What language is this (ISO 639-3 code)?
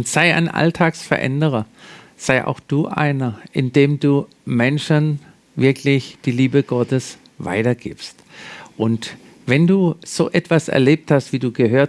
deu